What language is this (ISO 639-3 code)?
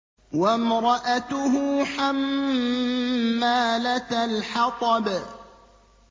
ara